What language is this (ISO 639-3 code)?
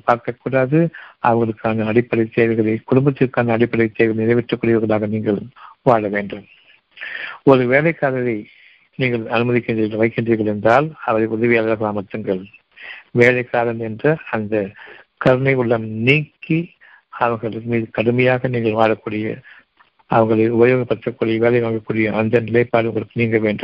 tam